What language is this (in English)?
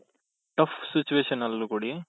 Kannada